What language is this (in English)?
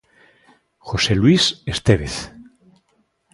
Galician